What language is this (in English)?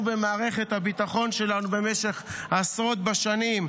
Hebrew